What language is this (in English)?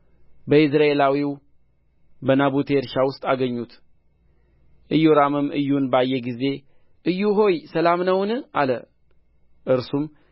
Amharic